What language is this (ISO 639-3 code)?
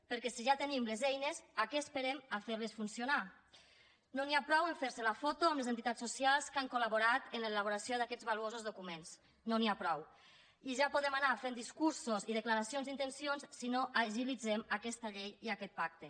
cat